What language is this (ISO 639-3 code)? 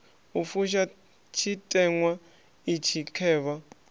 ven